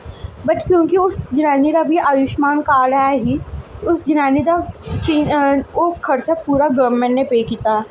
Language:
Dogri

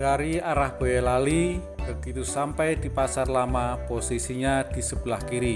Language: Indonesian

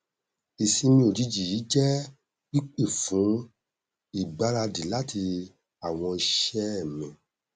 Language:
Yoruba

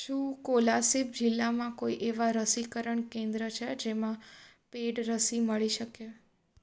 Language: Gujarati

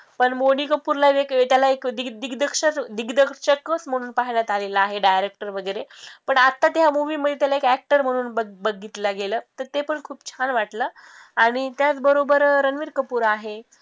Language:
Marathi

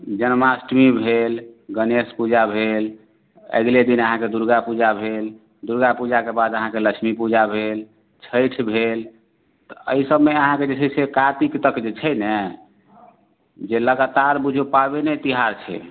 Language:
Maithili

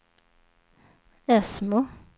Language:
Swedish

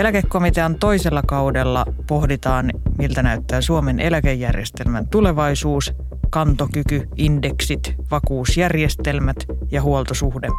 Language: Finnish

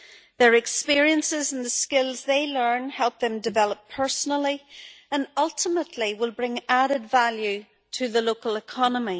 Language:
English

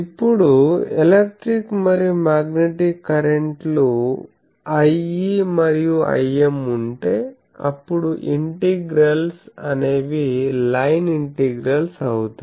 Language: Telugu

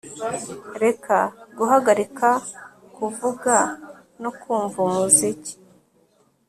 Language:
Kinyarwanda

